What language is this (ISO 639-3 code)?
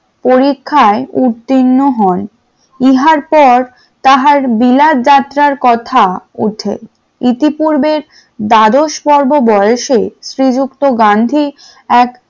ben